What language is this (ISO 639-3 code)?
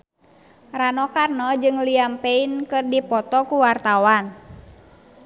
sun